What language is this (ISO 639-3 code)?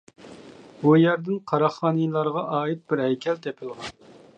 uig